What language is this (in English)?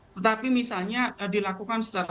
Indonesian